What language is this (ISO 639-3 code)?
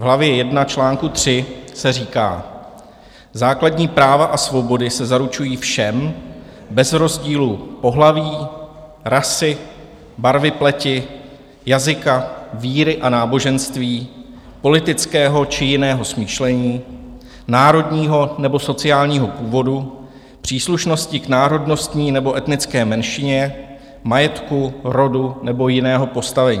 ces